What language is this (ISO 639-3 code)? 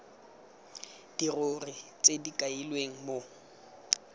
tsn